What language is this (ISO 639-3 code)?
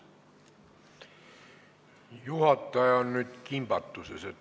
est